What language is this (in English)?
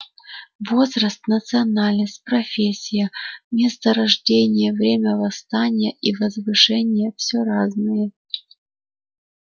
Russian